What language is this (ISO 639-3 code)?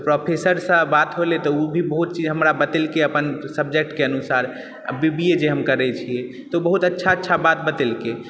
mai